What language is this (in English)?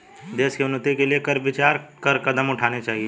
Hindi